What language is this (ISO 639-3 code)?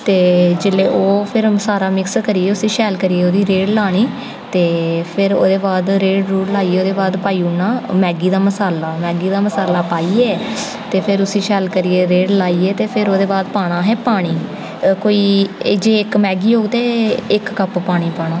doi